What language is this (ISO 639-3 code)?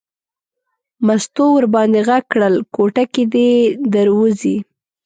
pus